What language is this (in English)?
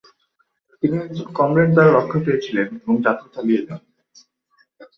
Bangla